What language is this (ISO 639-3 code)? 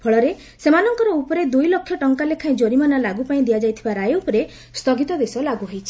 ori